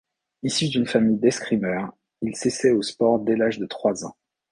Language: French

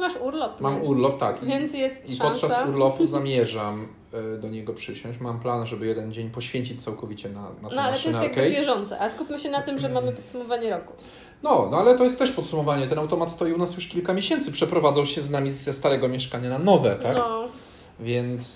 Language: Polish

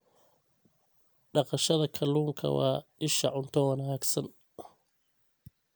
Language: Somali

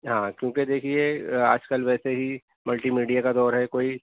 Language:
Urdu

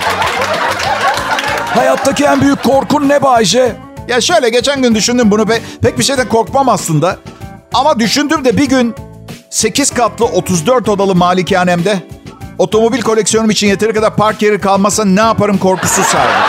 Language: Turkish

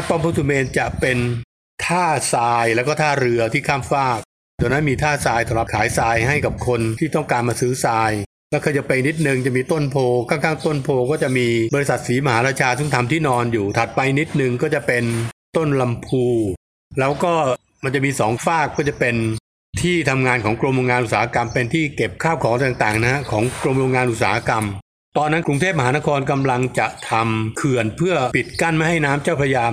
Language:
Thai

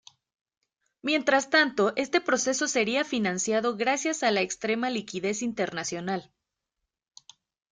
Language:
Spanish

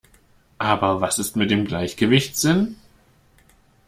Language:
German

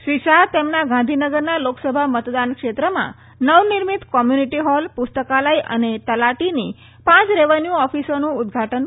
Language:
Gujarati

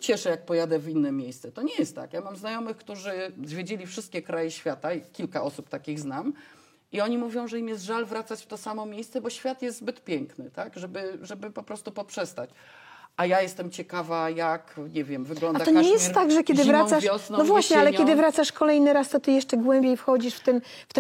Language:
Polish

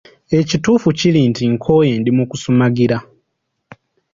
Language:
Ganda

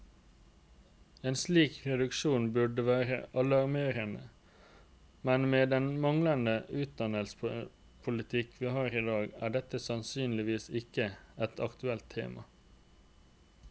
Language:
Norwegian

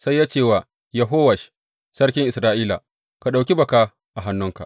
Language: Hausa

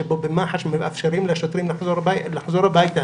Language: Hebrew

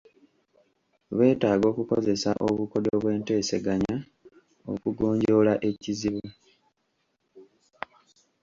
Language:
Ganda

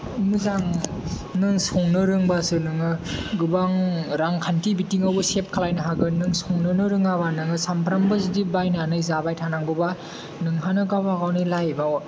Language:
Bodo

